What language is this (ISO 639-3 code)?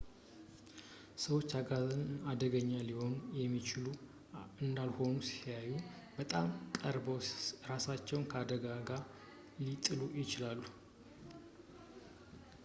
amh